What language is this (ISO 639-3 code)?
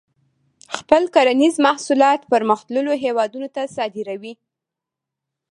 pus